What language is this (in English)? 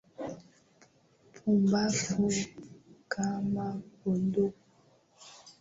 Swahili